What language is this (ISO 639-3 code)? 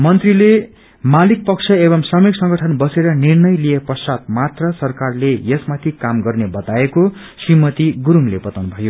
nep